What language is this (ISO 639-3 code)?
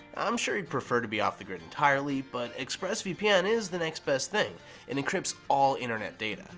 eng